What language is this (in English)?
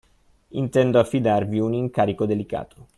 Italian